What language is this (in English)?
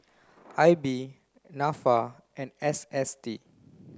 English